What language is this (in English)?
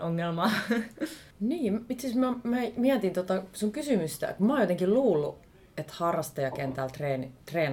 Finnish